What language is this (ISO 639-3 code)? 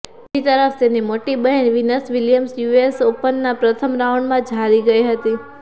guj